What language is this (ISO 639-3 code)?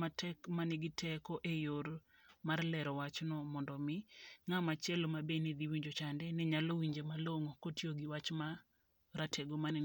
luo